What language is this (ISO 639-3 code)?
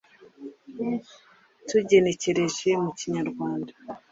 kin